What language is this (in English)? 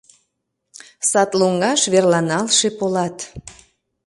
Mari